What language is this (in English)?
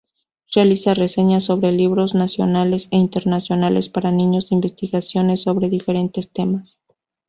Spanish